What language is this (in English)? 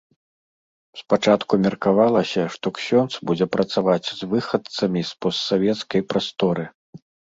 Belarusian